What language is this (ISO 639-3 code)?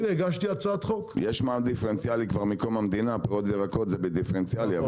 heb